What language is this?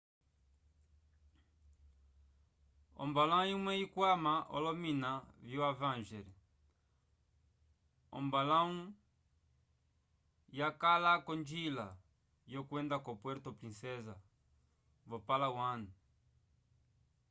Umbundu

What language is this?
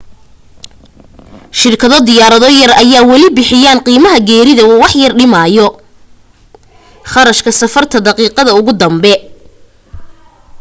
Somali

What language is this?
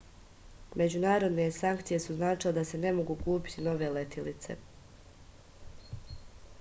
Serbian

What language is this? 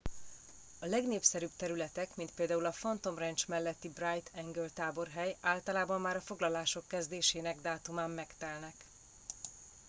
Hungarian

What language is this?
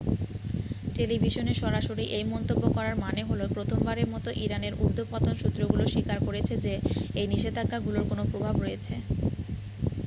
Bangla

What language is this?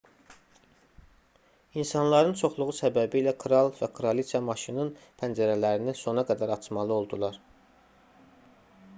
Azerbaijani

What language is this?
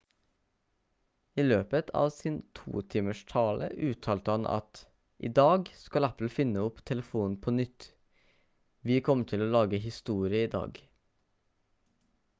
Norwegian Bokmål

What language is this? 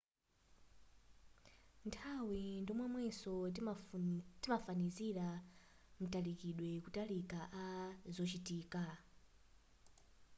Nyanja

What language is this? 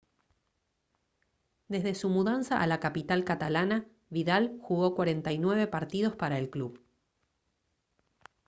Spanish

